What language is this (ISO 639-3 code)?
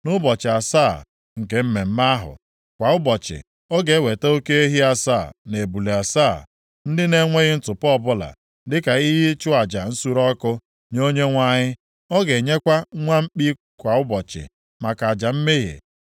ibo